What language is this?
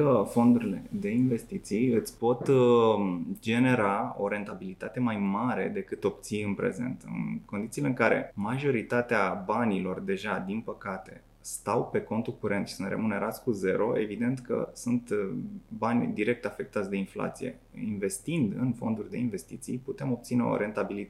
Romanian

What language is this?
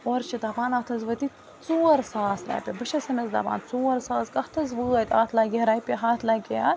Kashmiri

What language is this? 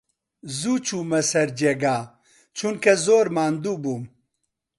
Central Kurdish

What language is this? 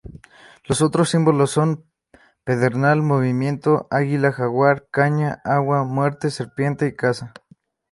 Spanish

